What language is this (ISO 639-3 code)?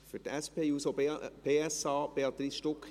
gsw